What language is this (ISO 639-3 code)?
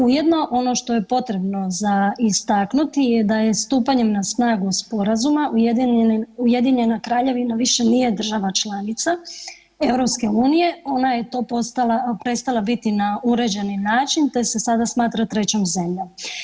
hrv